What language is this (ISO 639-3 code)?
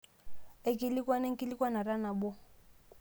mas